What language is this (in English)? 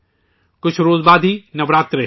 Urdu